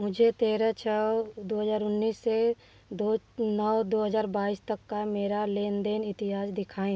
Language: Hindi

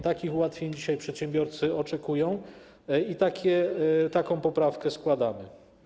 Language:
Polish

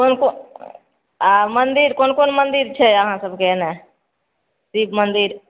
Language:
Maithili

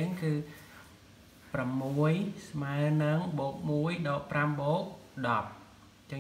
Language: Thai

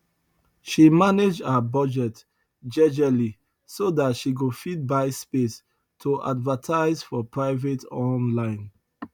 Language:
Nigerian Pidgin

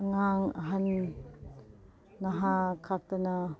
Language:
Manipuri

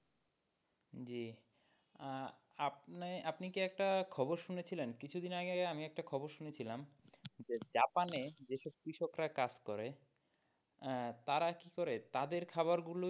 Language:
Bangla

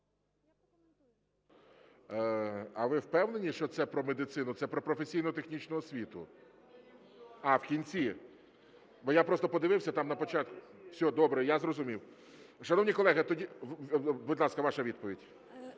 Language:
Ukrainian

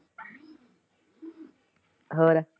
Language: Punjabi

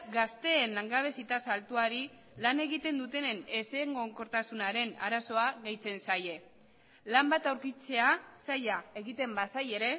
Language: Basque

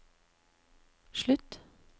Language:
Norwegian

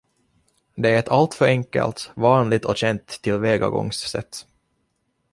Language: Swedish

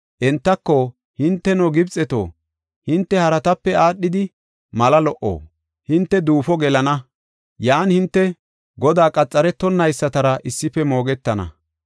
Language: Gofa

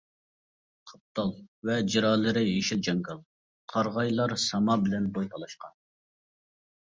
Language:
Uyghur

